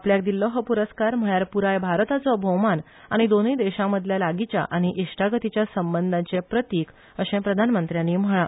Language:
Konkani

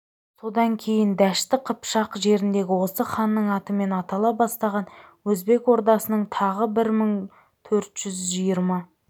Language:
Kazakh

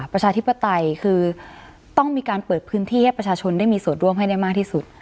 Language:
Thai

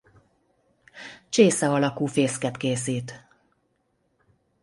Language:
Hungarian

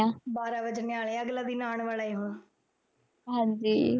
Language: Punjabi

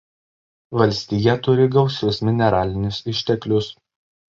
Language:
Lithuanian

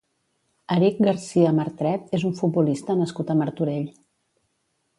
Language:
Catalan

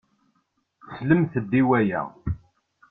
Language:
Kabyle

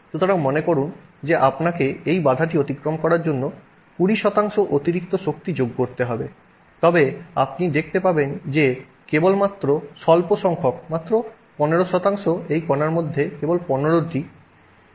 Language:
Bangla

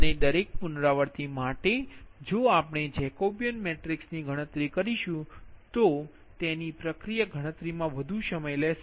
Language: Gujarati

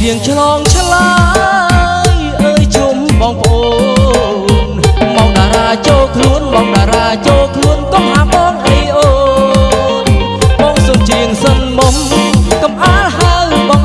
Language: Indonesian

